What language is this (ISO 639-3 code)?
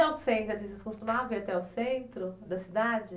por